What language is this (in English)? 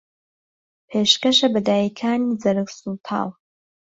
Central Kurdish